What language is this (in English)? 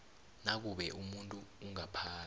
South Ndebele